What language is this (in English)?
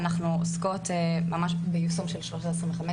Hebrew